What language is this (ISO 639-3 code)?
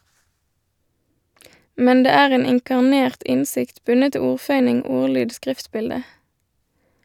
nor